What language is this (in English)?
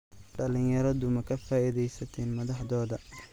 Somali